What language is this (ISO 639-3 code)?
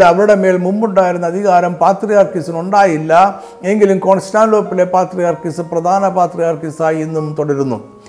mal